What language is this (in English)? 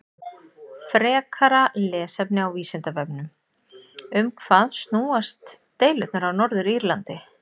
Icelandic